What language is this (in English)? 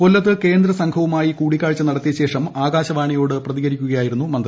Malayalam